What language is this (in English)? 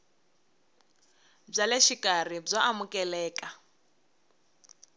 Tsonga